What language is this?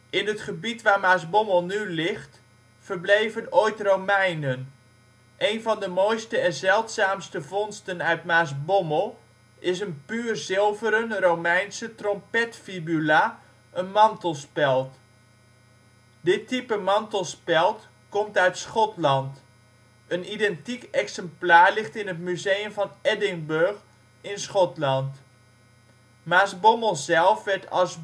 Dutch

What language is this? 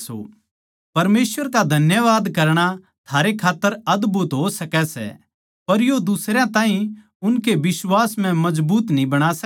Haryanvi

